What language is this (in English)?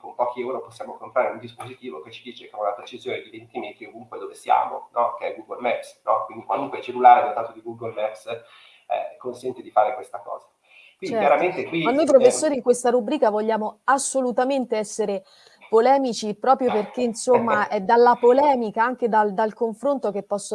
Italian